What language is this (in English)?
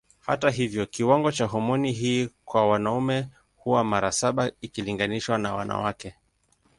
Swahili